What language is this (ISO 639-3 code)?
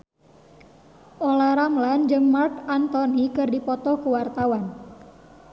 sun